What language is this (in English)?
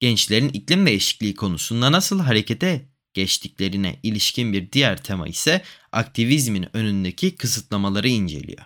Turkish